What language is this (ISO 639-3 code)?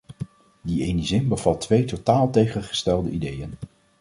nld